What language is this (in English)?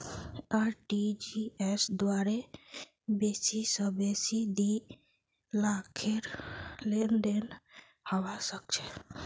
Magahi